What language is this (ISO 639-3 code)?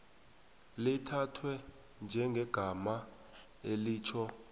nbl